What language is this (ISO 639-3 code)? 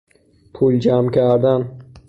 fas